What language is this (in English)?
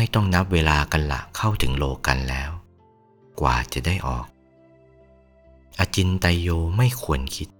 Thai